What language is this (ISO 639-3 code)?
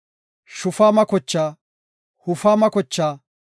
gof